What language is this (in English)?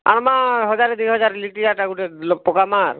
Odia